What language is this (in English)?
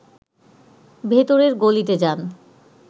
Bangla